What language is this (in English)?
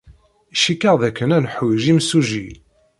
Kabyle